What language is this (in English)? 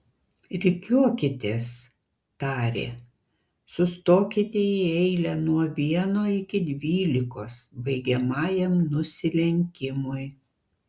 Lithuanian